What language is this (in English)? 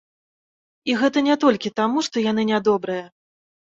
Belarusian